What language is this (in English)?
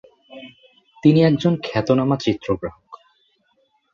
Bangla